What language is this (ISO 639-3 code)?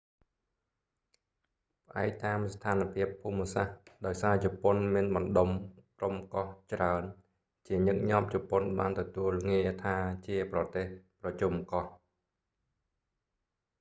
khm